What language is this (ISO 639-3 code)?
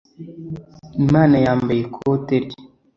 kin